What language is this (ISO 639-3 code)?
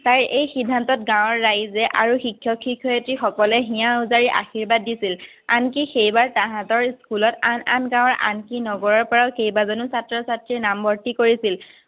asm